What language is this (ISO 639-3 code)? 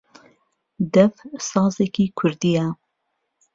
ckb